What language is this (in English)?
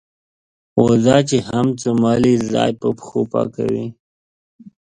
Pashto